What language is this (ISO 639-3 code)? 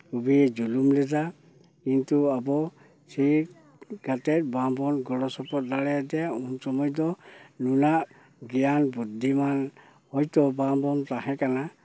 sat